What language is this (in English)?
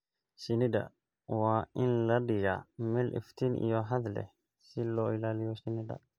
Somali